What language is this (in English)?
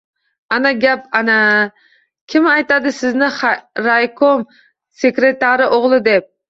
Uzbek